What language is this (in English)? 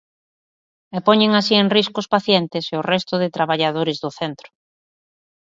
Galician